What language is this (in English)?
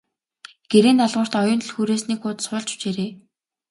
Mongolian